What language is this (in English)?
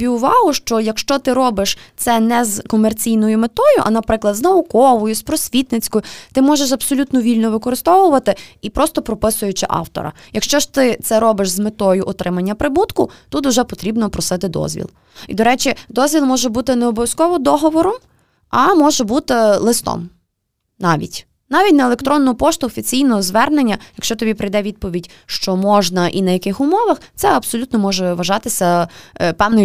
Ukrainian